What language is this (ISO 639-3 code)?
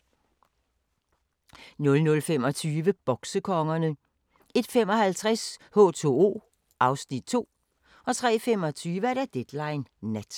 dan